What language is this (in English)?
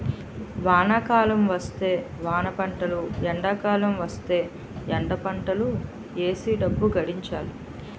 Telugu